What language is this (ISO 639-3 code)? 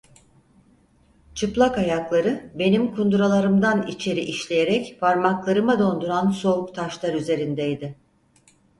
tur